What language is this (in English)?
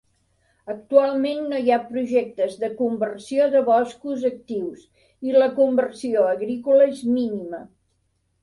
Catalan